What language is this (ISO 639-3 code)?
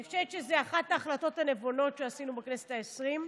heb